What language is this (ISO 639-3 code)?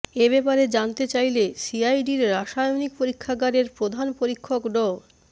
ben